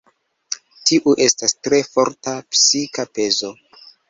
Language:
Esperanto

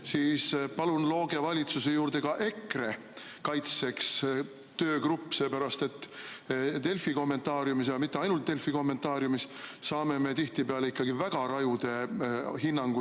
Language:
Estonian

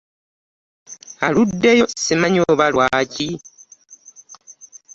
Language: Ganda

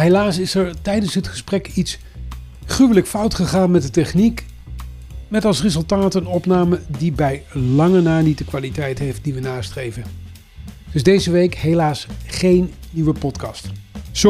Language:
Dutch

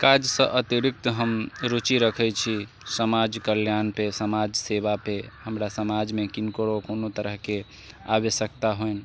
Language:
Maithili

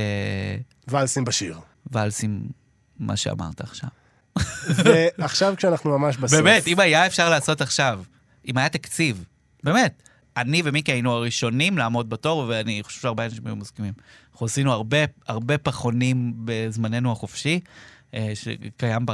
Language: Hebrew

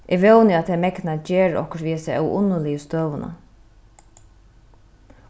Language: Faroese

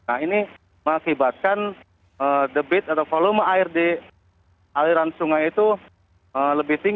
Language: Indonesian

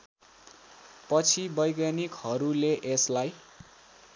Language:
Nepali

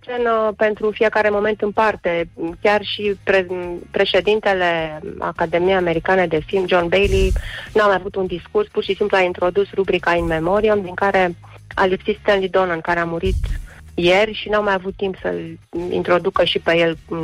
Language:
Romanian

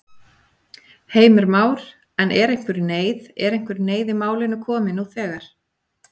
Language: Icelandic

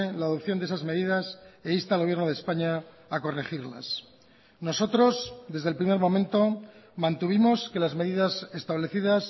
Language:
Spanish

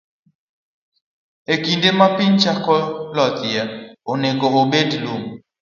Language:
Luo (Kenya and Tanzania)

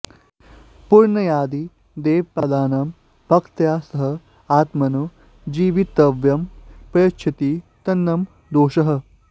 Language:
Sanskrit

